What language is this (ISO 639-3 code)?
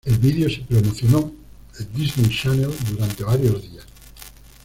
spa